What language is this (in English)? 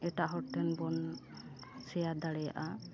Santali